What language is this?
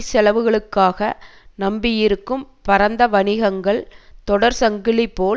Tamil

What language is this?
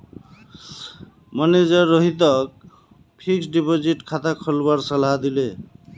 Magahi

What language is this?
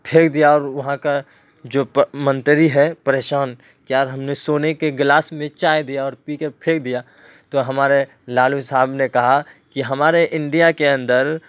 Urdu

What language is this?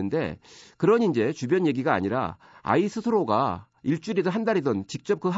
Korean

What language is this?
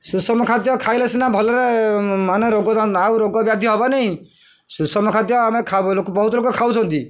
Odia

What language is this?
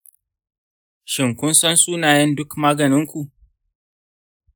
Hausa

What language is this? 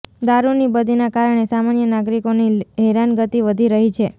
Gujarati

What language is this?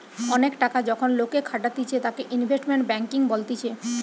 Bangla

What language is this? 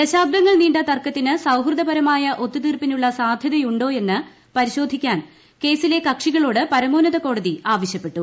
Malayalam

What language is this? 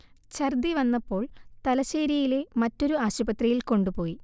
Malayalam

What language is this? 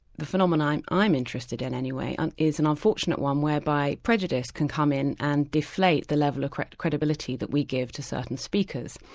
English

